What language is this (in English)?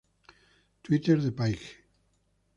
Spanish